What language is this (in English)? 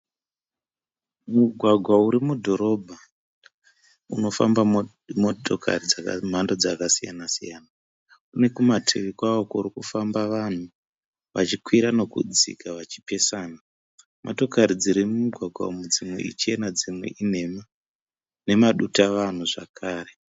Shona